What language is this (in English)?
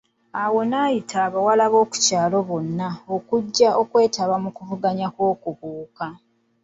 Ganda